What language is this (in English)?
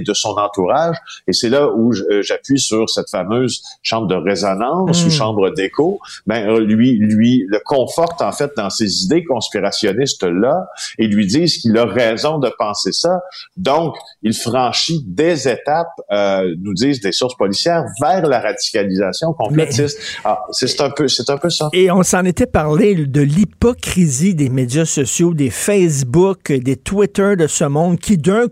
French